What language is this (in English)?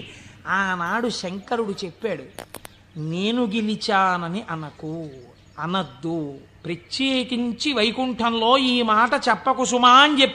Telugu